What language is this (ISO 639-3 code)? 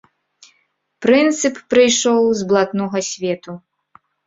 bel